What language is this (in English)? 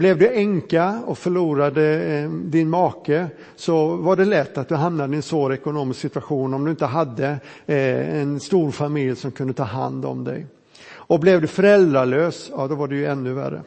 Swedish